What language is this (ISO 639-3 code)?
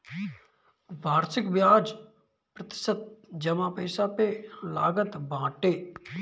bho